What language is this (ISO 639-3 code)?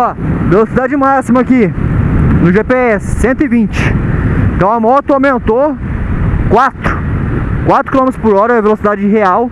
por